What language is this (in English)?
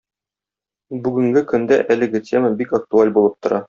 Tatar